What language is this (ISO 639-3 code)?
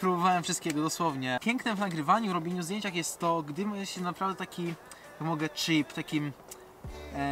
pol